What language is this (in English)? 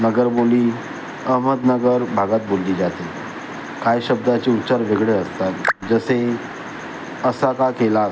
Marathi